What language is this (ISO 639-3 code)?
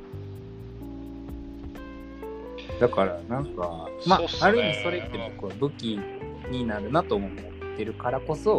jpn